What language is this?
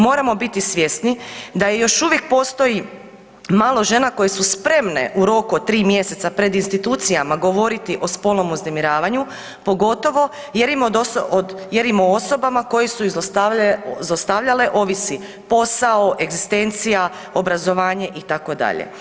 Croatian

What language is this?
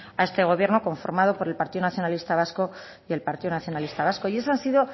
Spanish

